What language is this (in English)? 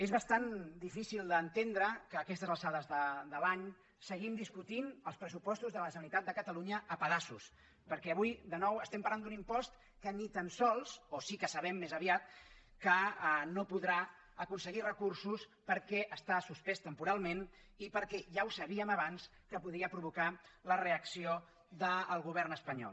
Catalan